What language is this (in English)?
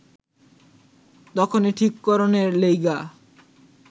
Bangla